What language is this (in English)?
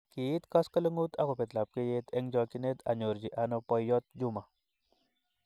Kalenjin